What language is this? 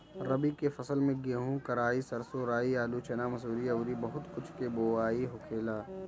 Bhojpuri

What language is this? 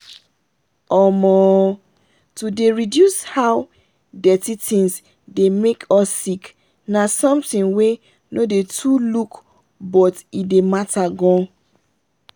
Nigerian Pidgin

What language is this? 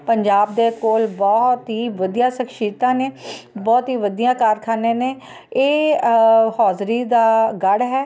Punjabi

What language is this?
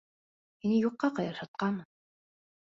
Bashkir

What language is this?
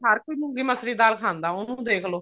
Punjabi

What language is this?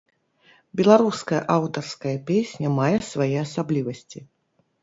Belarusian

